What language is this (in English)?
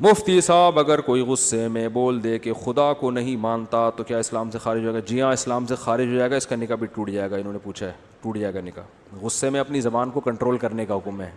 Urdu